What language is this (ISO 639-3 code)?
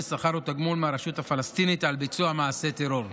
heb